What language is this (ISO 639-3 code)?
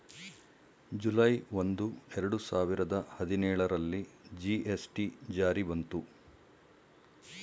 kan